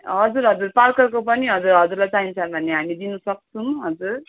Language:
Nepali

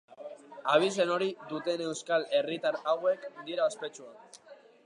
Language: Basque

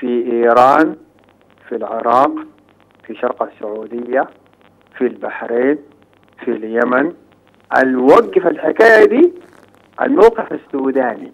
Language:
Arabic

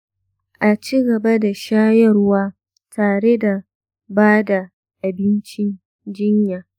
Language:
Hausa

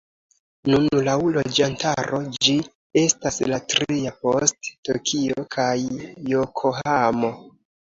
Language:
Esperanto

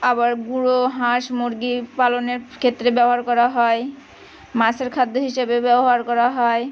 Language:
Bangla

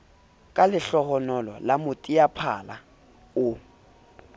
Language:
Southern Sotho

